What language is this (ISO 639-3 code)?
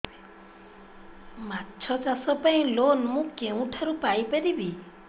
ori